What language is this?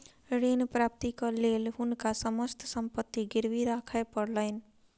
Maithili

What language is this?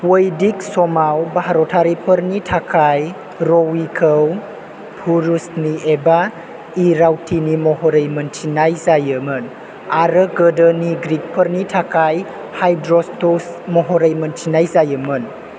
Bodo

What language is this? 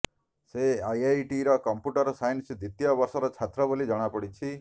Odia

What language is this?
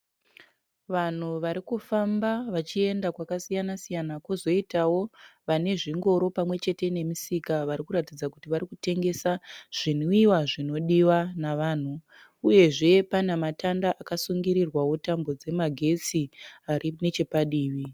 Shona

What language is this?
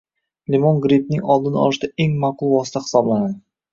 Uzbek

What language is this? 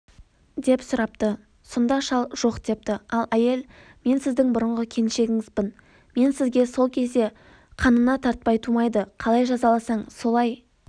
Kazakh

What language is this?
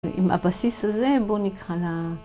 Hebrew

